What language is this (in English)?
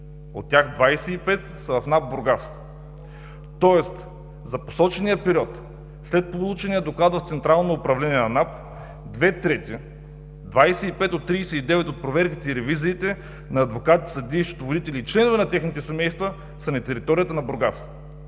Bulgarian